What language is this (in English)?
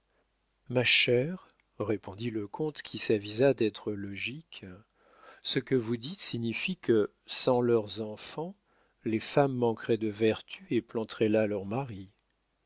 French